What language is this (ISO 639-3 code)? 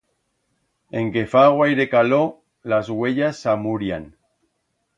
arg